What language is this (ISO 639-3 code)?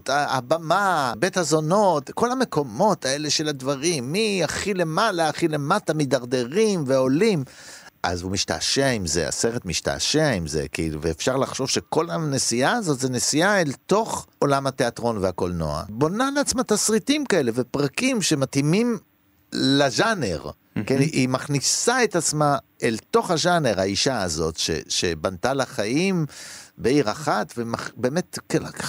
heb